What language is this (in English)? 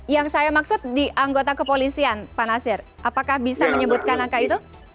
Indonesian